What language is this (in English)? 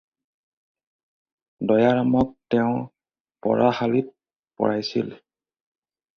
Assamese